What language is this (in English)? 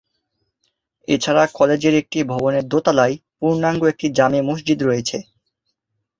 Bangla